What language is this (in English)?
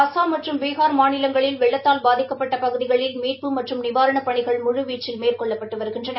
Tamil